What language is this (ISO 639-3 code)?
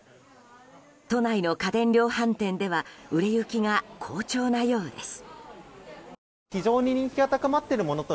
jpn